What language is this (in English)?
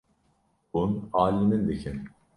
Kurdish